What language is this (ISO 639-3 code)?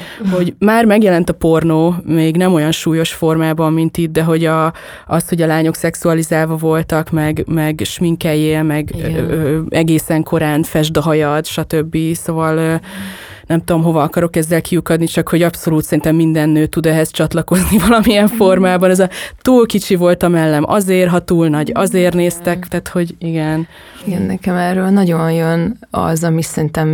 hun